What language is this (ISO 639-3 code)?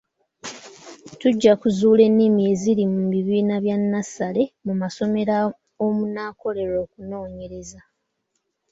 lug